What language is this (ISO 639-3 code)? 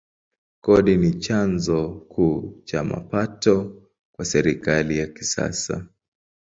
swa